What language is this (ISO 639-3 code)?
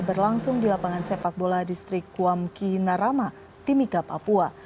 ind